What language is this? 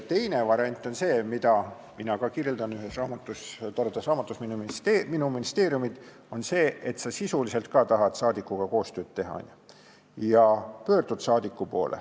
Estonian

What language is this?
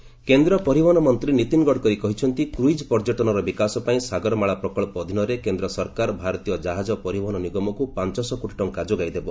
Odia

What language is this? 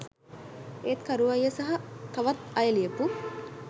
Sinhala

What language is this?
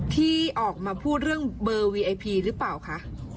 Thai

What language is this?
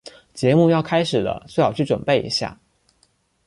Chinese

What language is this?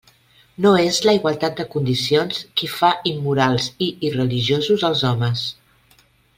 Catalan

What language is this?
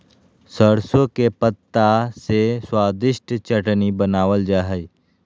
Magahi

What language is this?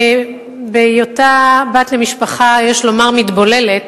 Hebrew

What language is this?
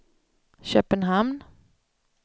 Swedish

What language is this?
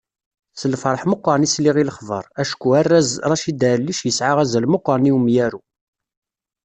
Kabyle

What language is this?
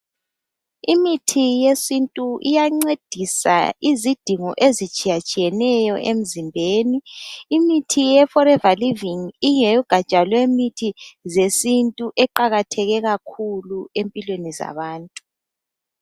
North Ndebele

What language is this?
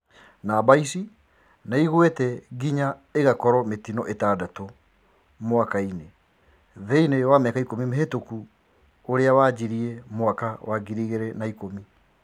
Kikuyu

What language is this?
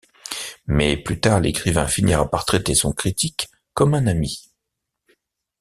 French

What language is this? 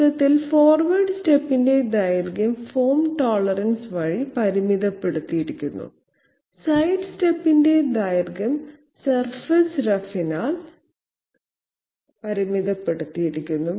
Malayalam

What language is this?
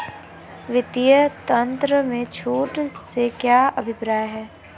Hindi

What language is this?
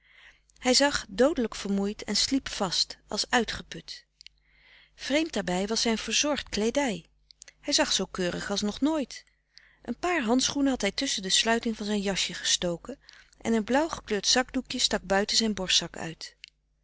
Dutch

